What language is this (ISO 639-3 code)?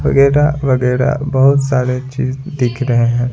hin